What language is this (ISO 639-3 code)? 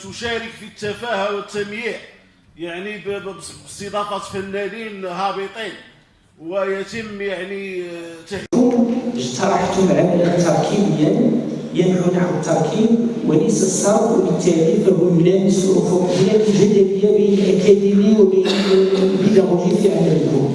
ara